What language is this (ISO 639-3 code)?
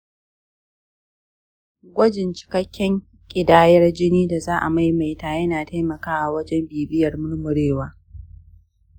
hau